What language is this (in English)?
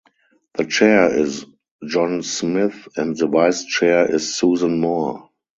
English